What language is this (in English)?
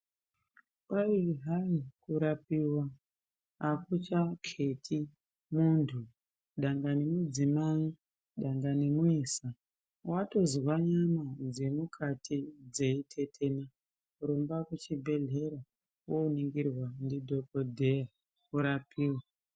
Ndau